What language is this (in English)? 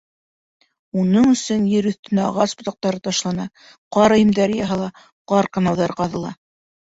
Bashkir